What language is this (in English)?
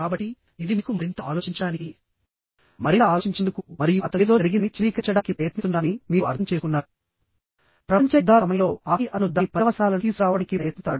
Telugu